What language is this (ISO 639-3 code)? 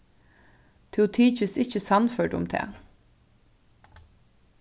fao